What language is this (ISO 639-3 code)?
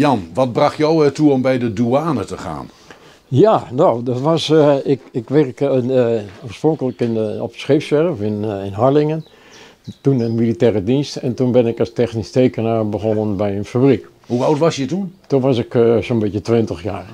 nld